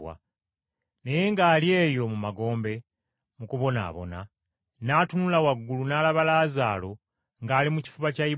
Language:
Ganda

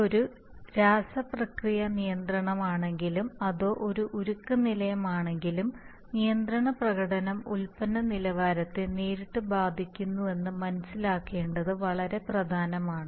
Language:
Malayalam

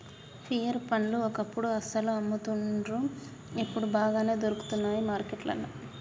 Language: Telugu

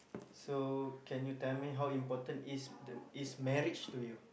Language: English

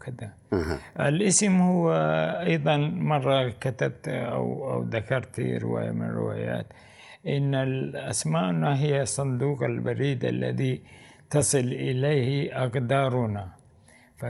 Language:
Arabic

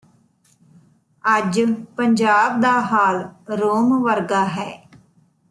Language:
Punjabi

